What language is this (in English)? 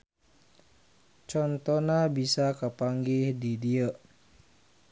Sundanese